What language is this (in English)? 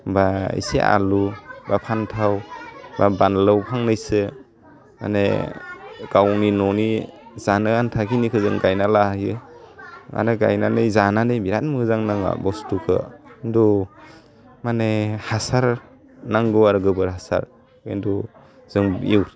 Bodo